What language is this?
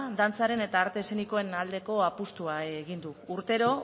Basque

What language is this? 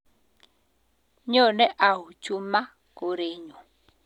Kalenjin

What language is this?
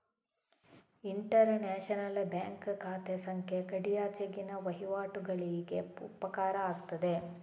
Kannada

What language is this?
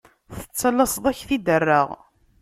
Kabyle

